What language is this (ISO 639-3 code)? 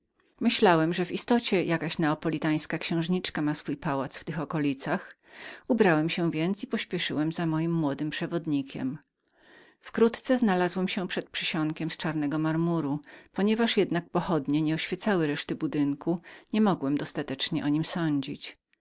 pol